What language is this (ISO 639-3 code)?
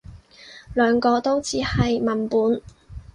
yue